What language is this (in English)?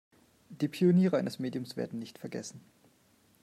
German